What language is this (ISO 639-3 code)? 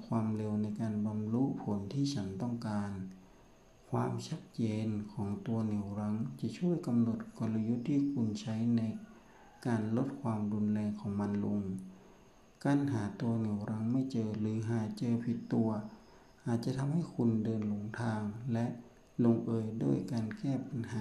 tha